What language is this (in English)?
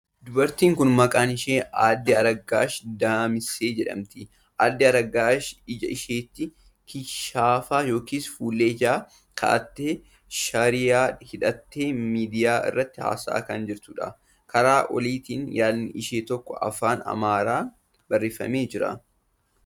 Oromo